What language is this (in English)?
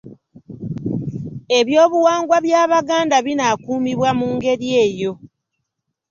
Ganda